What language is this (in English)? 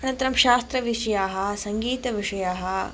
Sanskrit